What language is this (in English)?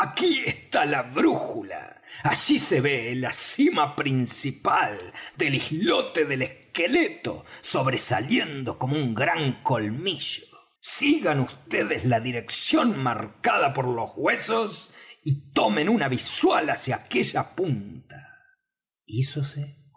Spanish